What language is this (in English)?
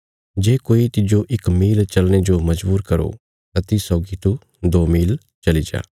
Bilaspuri